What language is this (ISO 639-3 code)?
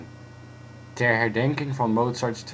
nld